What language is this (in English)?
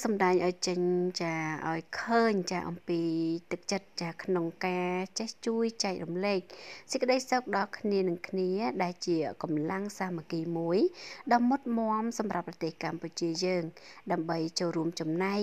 Vietnamese